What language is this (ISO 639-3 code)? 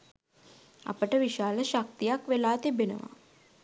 sin